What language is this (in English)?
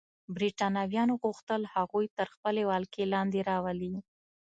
Pashto